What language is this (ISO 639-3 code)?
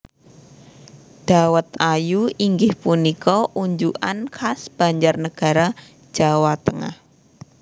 jav